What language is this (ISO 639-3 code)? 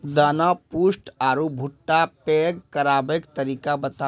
mai